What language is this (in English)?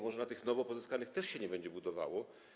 Polish